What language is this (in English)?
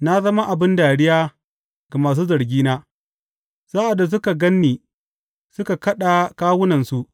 Hausa